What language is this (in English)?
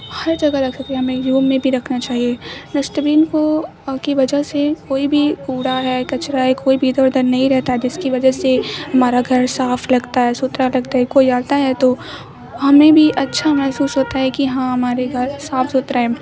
Urdu